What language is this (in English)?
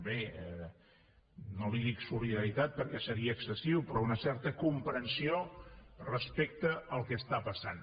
Catalan